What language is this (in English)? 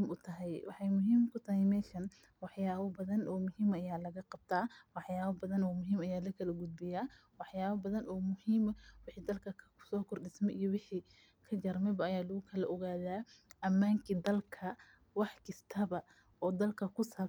Somali